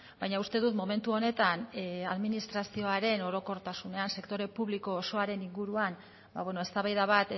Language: Basque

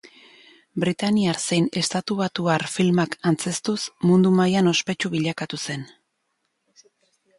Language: Basque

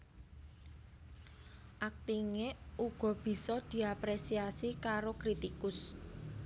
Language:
Javanese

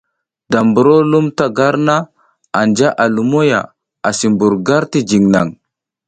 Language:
South Giziga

